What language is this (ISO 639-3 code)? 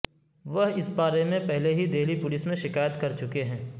urd